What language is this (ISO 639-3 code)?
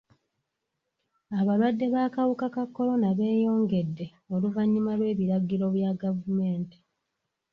lug